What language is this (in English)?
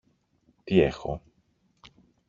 Greek